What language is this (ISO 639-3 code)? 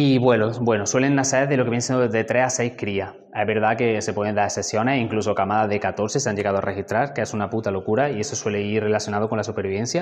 spa